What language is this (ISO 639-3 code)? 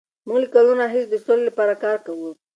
pus